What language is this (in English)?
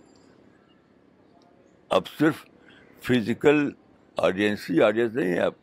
Urdu